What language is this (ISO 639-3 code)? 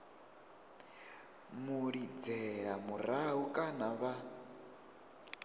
ven